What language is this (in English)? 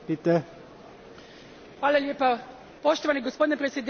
Croatian